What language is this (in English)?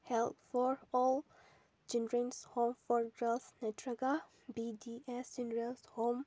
Manipuri